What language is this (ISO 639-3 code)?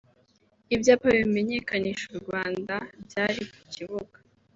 kin